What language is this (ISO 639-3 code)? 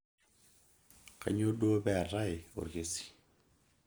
mas